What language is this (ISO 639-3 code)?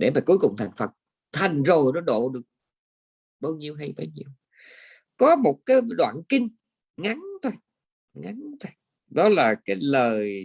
vie